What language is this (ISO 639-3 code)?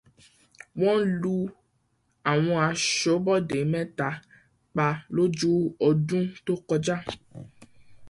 yor